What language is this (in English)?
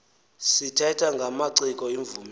Xhosa